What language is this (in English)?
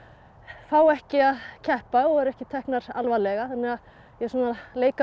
Icelandic